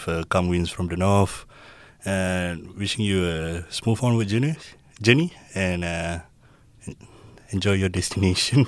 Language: Malay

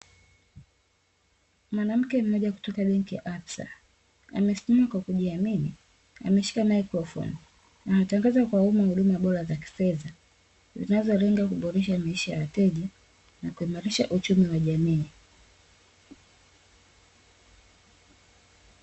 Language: Swahili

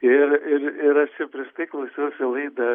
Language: Lithuanian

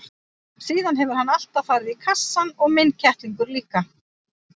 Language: Icelandic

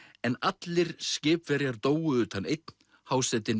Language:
Icelandic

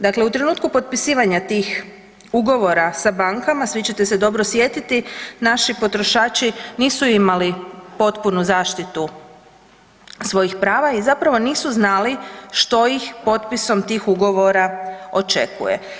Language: Croatian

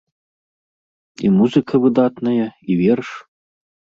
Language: Belarusian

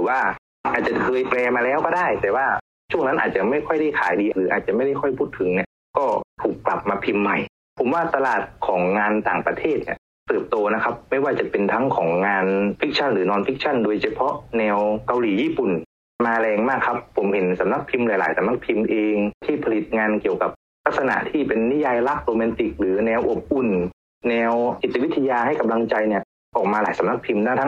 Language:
Thai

